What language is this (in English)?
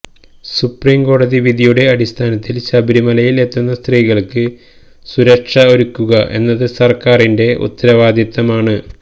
Malayalam